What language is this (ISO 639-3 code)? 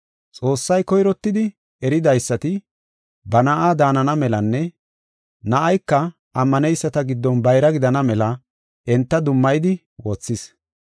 gof